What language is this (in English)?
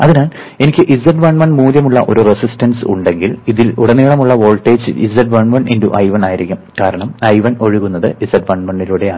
Malayalam